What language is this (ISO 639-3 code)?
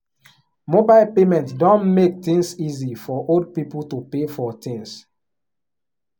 pcm